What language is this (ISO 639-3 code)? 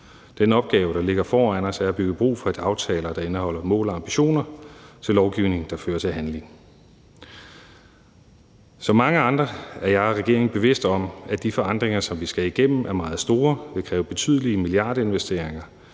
dan